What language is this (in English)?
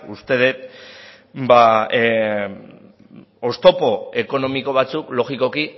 Basque